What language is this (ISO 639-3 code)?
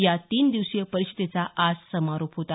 mar